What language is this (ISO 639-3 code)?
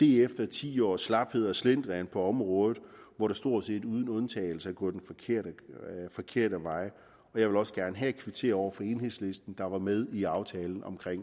dan